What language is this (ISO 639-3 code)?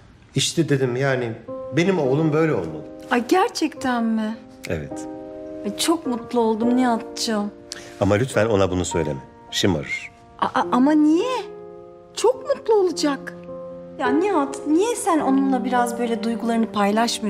tur